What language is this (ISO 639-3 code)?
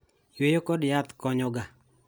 luo